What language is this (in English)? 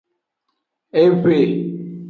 Aja (Benin)